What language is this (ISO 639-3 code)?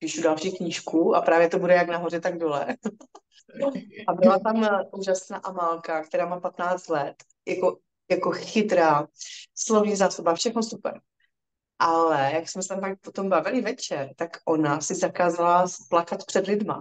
ces